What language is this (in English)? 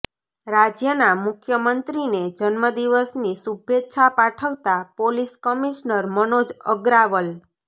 Gujarati